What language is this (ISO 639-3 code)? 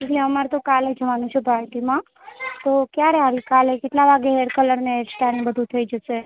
guj